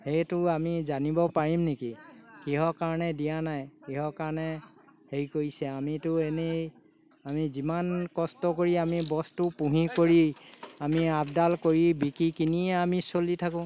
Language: Assamese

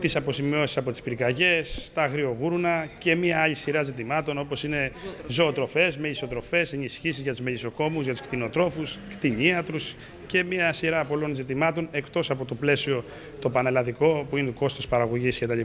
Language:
Greek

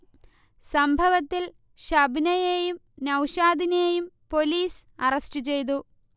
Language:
Malayalam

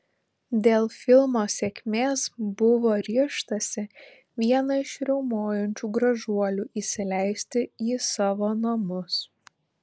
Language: Lithuanian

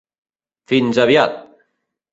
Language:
Catalan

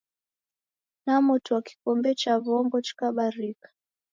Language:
Taita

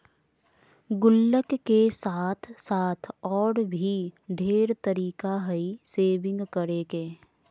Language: Magahi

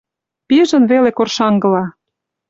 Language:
Mari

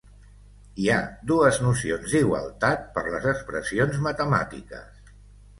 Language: Catalan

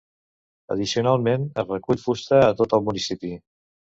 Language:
Catalan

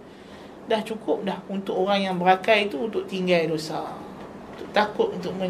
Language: Malay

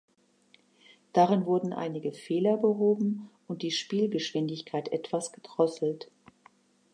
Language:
German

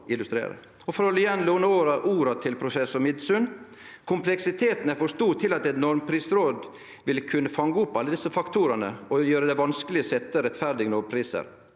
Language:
Norwegian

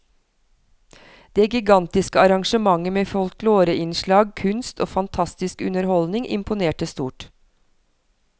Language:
Norwegian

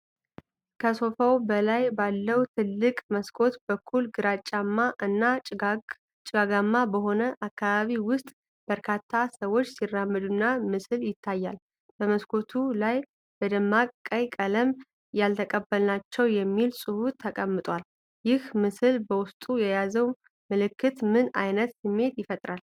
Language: Amharic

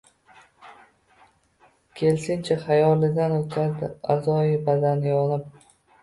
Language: Uzbek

